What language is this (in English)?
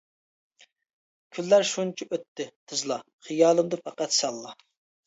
Uyghur